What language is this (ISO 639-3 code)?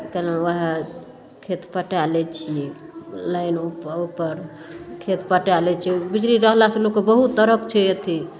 mai